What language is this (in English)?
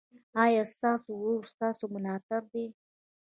Pashto